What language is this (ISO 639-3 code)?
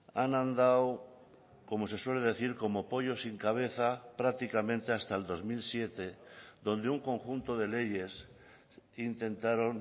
spa